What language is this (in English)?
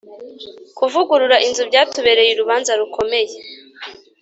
Kinyarwanda